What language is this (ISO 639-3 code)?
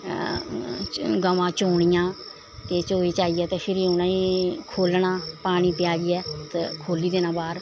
doi